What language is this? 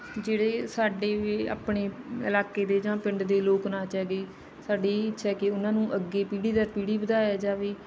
Punjabi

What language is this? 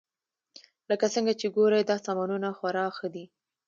Pashto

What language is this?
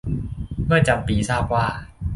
Thai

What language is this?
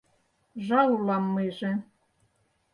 Mari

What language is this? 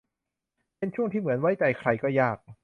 Thai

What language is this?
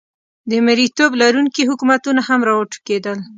Pashto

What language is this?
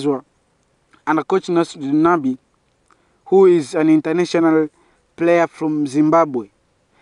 English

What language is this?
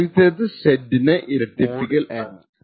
Malayalam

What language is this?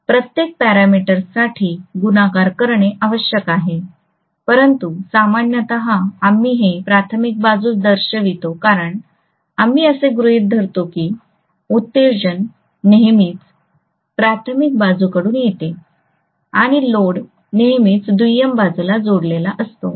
Marathi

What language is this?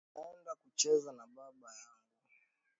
Swahili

